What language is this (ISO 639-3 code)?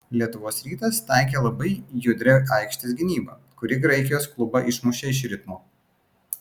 lit